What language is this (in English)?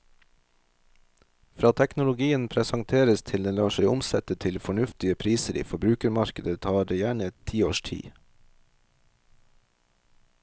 Norwegian